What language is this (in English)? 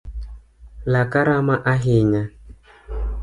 Luo (Kenya and Tanzania)